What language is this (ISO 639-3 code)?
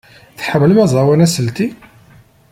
kab